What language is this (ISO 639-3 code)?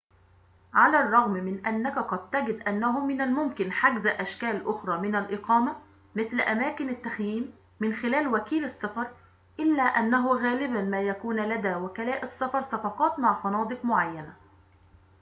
ara